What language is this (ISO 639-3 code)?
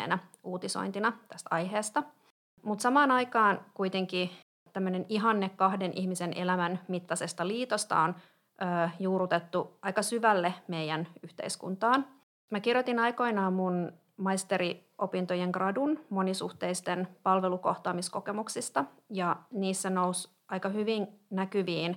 fin